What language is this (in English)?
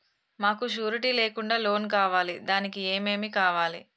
Telugu